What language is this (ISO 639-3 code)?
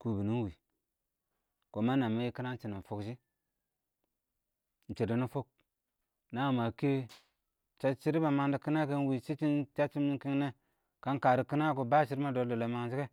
awo